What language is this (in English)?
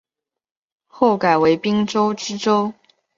Chinese